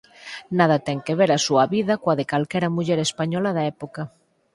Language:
Galician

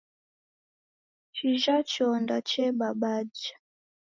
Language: Taita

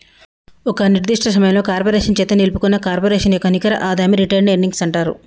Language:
Telugu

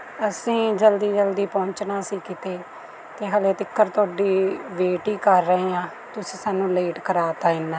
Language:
Punjabi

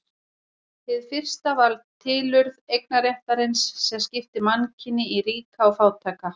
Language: Icelandic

